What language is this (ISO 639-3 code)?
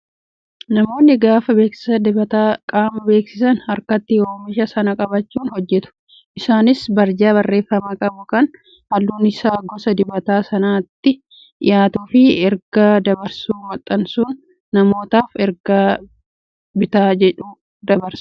orm